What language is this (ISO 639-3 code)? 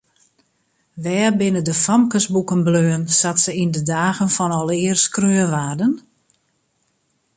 fry